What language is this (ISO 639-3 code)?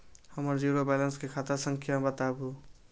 mai